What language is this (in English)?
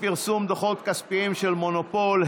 Hebrew